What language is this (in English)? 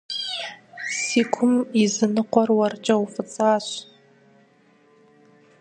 Kabardian